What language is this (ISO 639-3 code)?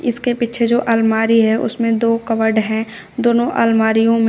hin